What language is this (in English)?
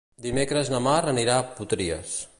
Catalan